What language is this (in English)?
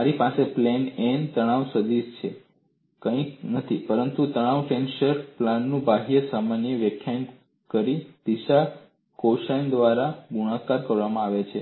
Gujarati